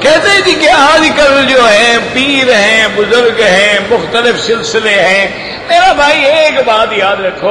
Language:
Arabic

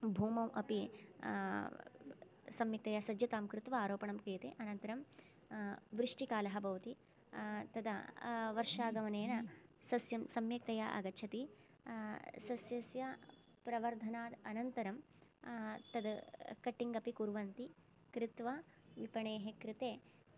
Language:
Sanskrit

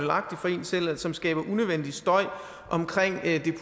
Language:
Danish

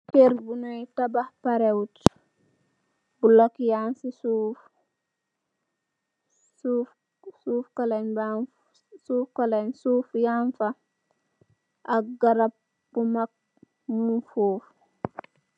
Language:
Wolof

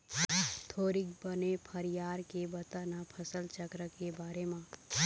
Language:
Chhattisgarhi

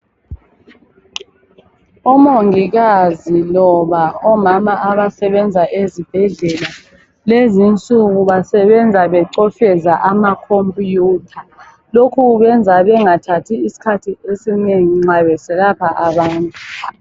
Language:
North Ndebele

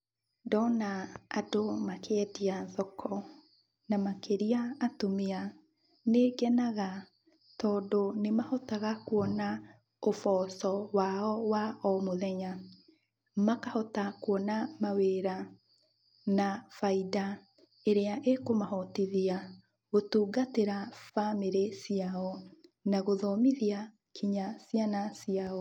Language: Kikuyu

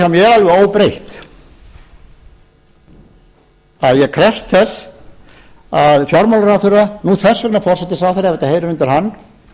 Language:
Icelandic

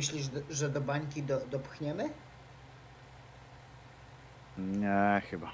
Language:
Polish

